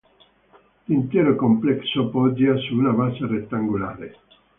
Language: Italian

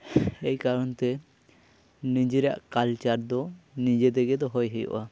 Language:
Santali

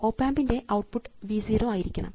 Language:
Malayalam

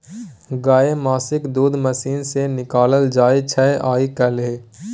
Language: Maithili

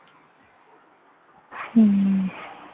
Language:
Bangla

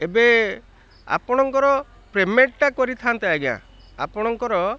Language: Odia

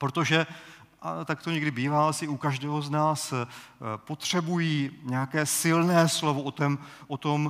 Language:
Czech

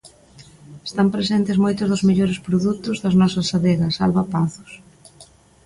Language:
Galician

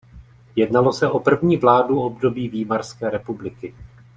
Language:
Czech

